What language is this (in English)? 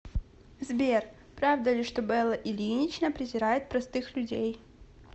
Russian